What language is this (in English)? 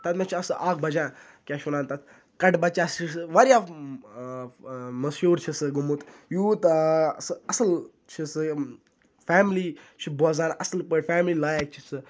Kashmiri